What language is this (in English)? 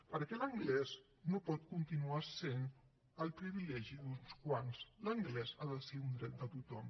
Catalan